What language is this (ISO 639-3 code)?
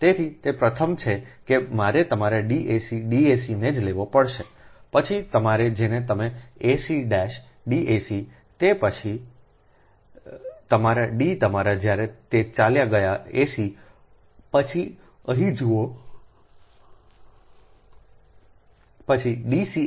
guj